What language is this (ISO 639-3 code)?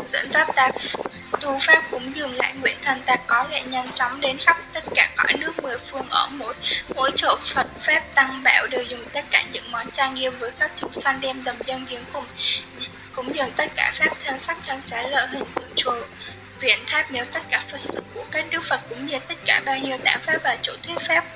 vie